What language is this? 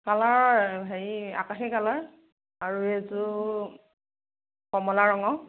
Assamese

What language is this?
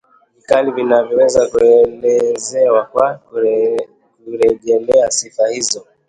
Swahili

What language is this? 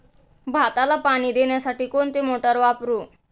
Marathi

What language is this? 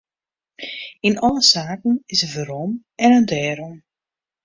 Western Frisian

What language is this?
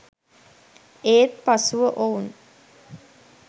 Sinhala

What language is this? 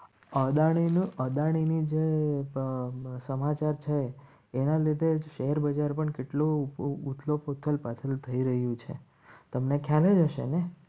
Gujarati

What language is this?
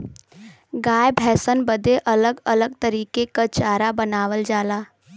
Bhojpuri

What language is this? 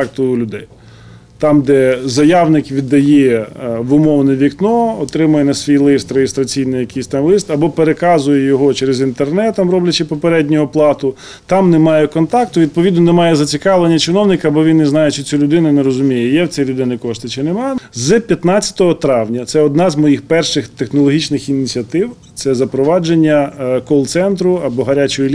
Ukrainian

